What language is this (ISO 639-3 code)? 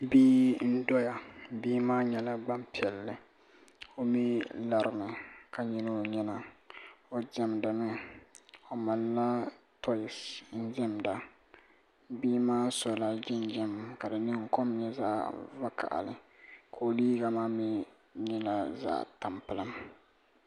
dag